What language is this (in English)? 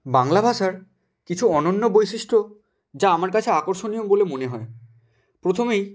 Bangla